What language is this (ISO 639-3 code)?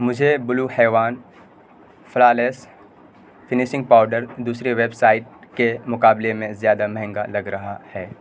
urd